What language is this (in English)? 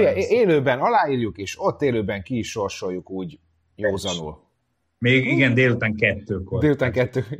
Hungarian